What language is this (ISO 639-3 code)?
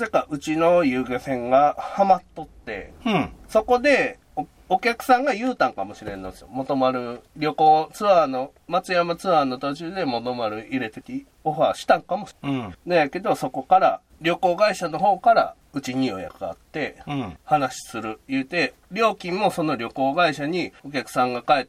jpn